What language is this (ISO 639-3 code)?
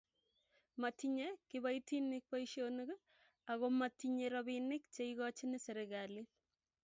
kln